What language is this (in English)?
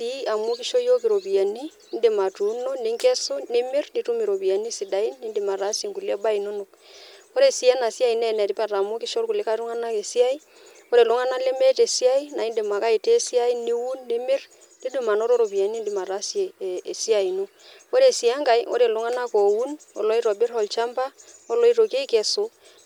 Masai